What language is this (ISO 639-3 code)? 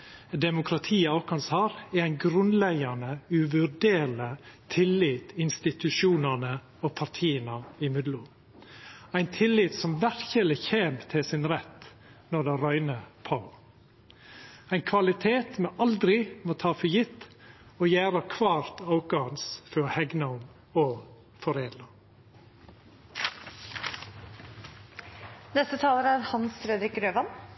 nor